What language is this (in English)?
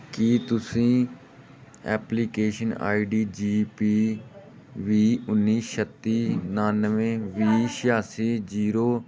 Punjabi